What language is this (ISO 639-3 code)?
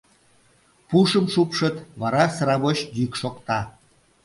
chm